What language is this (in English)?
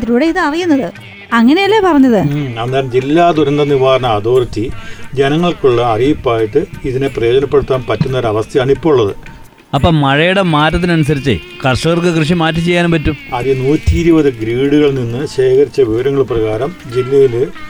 Malayalam